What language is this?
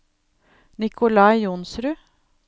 Norwegian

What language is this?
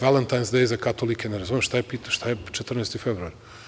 Serbian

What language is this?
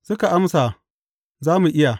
Hausa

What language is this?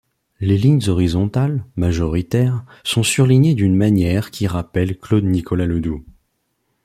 French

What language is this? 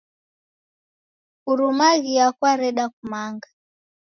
Taita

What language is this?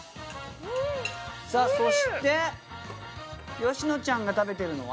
Japanese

